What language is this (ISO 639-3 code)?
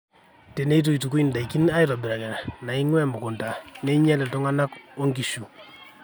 mas